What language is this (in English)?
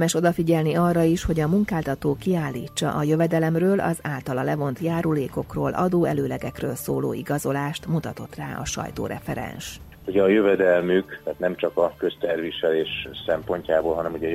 Hungarian